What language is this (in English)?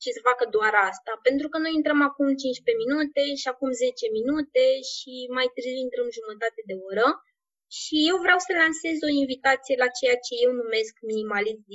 Romanian